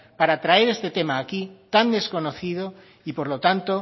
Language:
Spanish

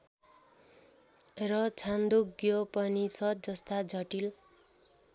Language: Nepali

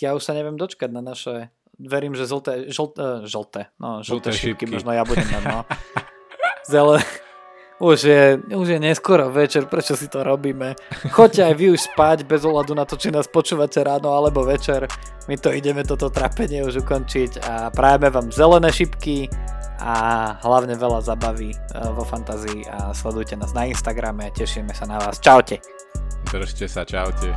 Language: Slovak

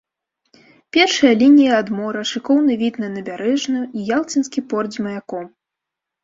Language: Belarusian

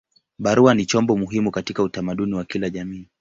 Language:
Swahili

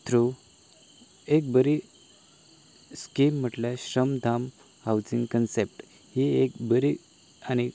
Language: Konkani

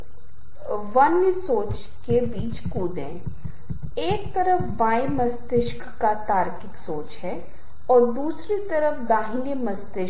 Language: Hindi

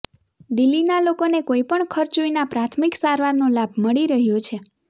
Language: Gujarati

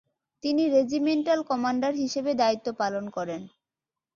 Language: Bangla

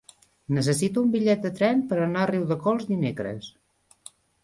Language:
Catalan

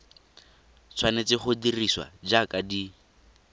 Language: Tswana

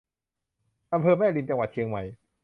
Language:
Thai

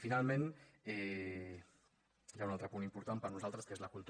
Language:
Catalan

